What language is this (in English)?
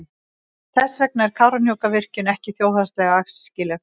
Icelandic